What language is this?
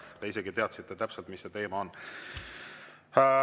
Estonian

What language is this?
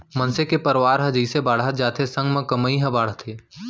Chhattisgarhi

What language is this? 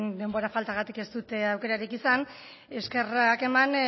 Basque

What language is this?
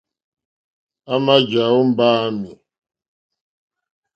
Mokpwe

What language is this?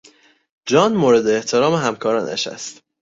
Persian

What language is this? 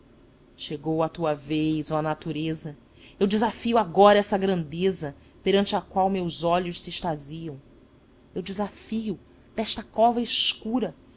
Portuguese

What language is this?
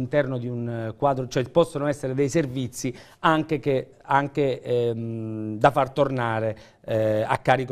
Italian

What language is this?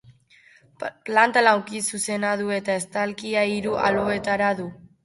Basque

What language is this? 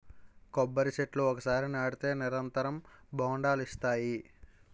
Telugu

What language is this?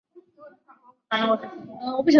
Chinese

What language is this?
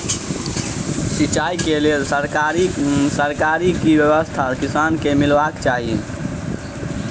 Maithili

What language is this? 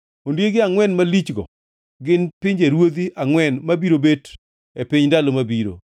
Luo (Kenya and Tanzania)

